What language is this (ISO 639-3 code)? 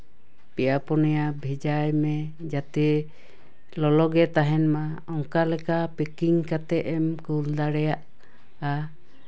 sat